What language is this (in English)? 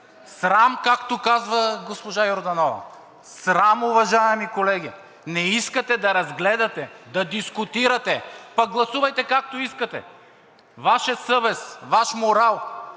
Bulgarian